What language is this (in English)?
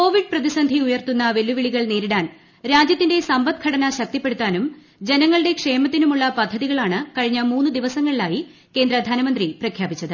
Malayalam